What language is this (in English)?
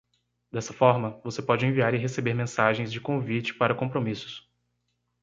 Portuguese